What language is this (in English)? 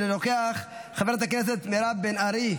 Hebrew